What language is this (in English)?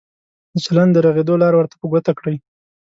Pashto